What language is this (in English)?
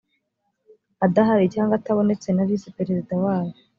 Kinyarwanda